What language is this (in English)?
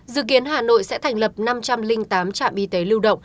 Vietnamese